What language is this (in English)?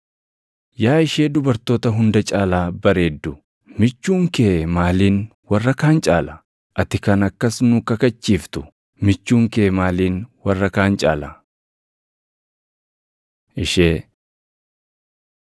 Oromo